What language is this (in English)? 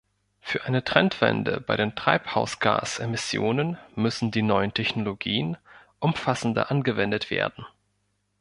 German